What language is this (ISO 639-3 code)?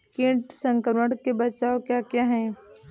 hin